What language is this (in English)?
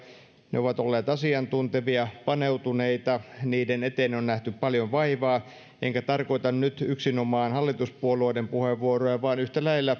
Finnish